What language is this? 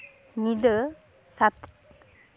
Santali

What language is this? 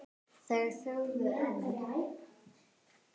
Icelandic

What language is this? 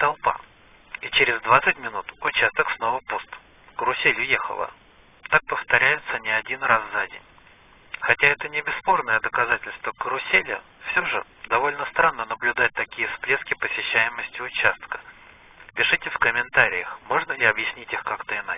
Russian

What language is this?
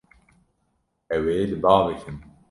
Kurdish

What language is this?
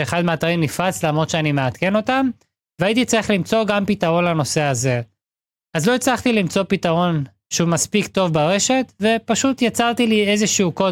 Hebrew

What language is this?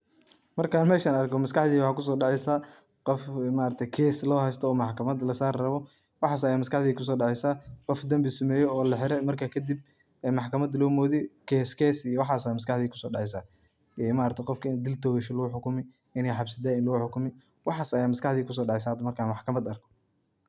Somali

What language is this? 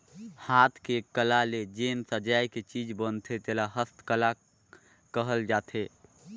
Chhattisgarhi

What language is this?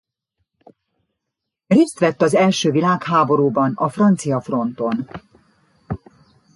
Hungarian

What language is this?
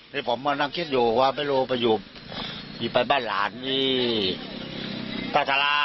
Thai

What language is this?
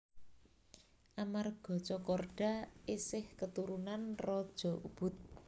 Javanese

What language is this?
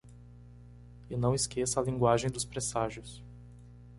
Portuguese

